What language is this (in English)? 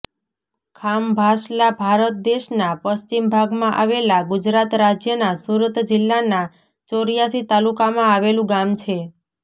Gujarati